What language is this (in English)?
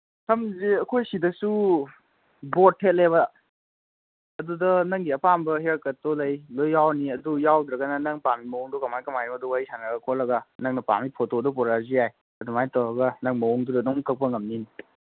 Manipuri